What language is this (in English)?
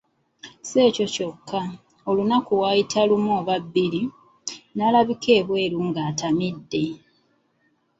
Ganda